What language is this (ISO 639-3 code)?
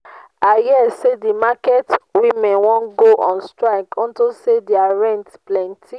pcm